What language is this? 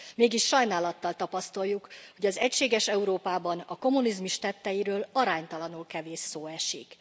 Hungarian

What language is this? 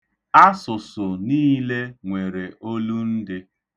Igbo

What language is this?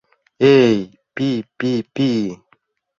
Mari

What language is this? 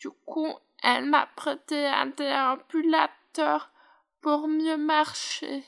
French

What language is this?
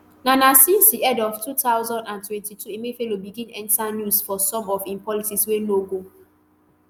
Nigerian Pidgin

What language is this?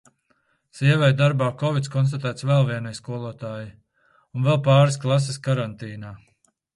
Latvian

